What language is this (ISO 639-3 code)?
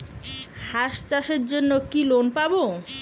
ben